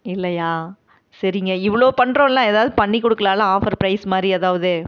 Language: Tamil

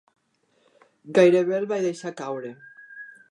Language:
Catalan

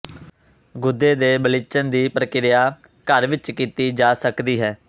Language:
Punjabi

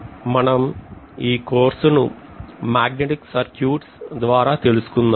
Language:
Telugu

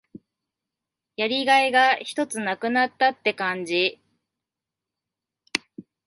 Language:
Japanese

